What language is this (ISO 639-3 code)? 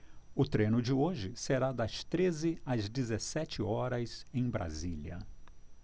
por